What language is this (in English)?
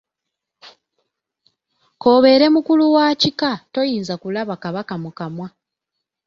Ganda